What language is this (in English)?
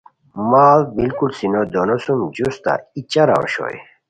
Khowar